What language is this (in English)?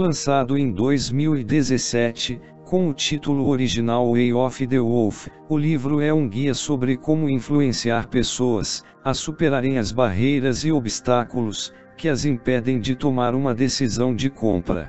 Portuguese